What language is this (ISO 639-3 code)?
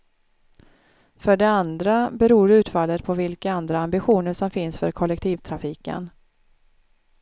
swe